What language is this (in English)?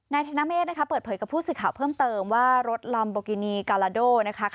Thai